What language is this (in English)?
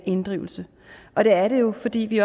Danish